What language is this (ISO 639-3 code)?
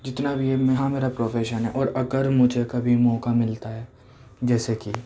urd